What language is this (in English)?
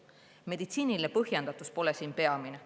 Estonian